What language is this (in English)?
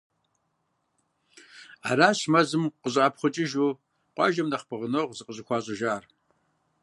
Kabardian